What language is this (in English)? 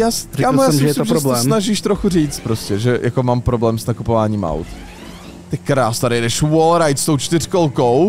Czech